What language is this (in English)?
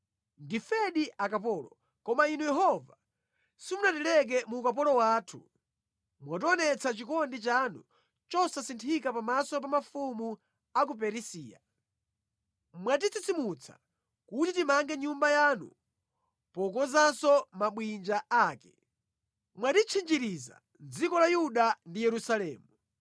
Nyanja